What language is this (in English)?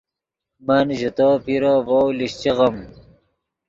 Yidgha